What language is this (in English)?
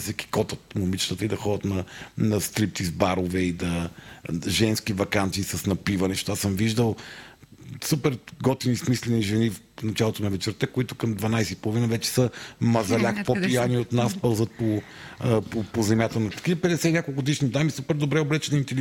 Bulgarian